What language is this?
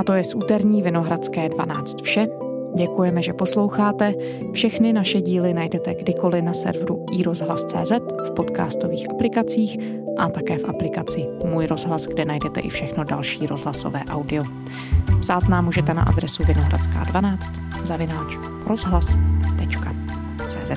Czech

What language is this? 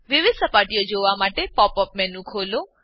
Gujarati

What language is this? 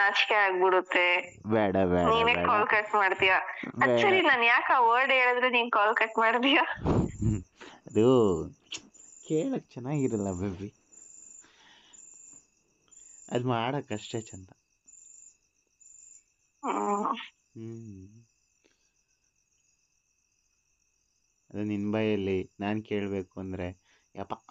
Kannada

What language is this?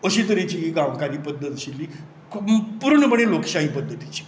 Konkani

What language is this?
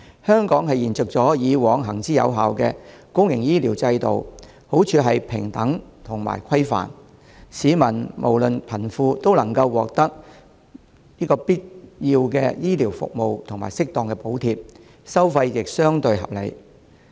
Cantonese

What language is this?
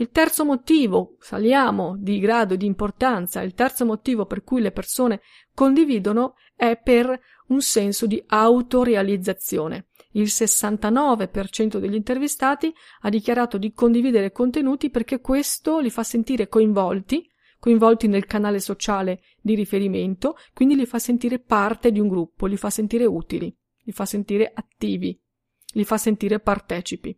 Italian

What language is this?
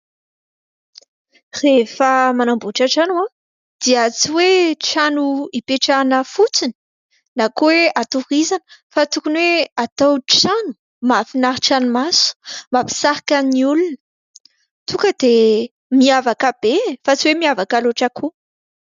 Malagasy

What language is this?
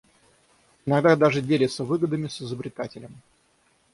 Russian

